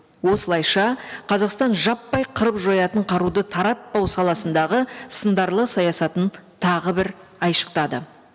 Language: Kazakh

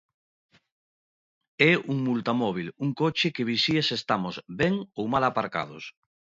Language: Galician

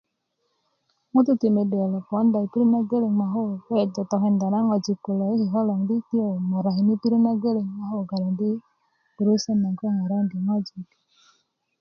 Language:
Kuku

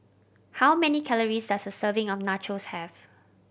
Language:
English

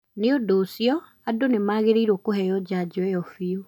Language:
Kikuyu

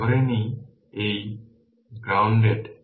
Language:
Bangla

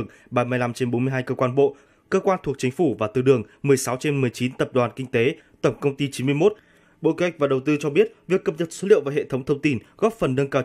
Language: Vietnamese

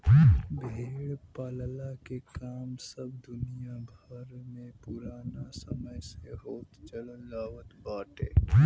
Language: Bhojpuri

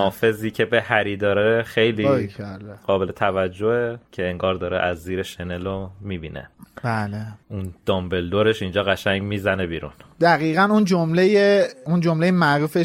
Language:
Persian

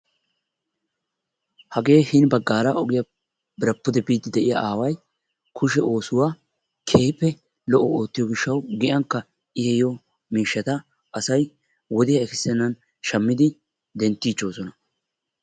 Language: Wolaytta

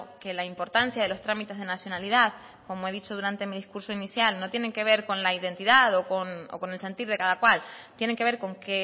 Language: Spanish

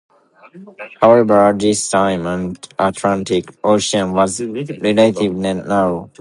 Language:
English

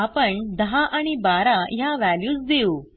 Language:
Marathi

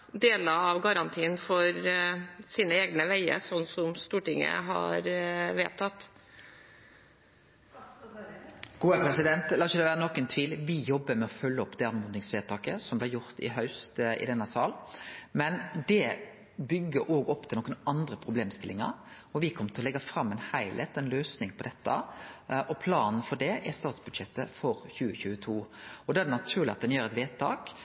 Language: Norwegian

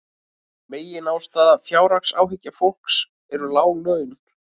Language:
Icelandic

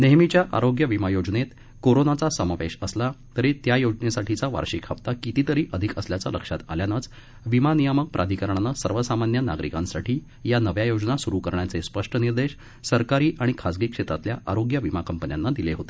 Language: Marathi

